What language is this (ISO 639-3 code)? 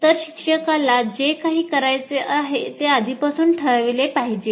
mar